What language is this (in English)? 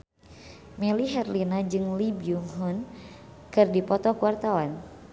Sundanese